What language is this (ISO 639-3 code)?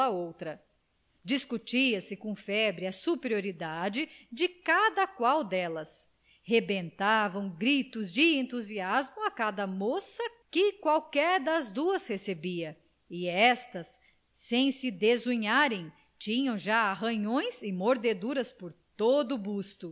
por